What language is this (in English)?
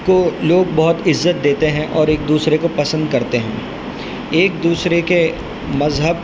Urdu